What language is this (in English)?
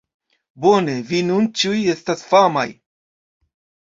Esperanto